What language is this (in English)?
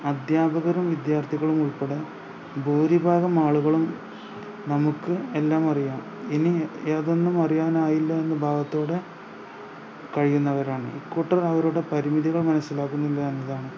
Malayalam